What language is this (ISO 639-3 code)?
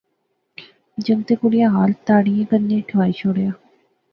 phr